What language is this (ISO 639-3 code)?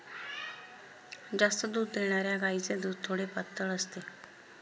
mar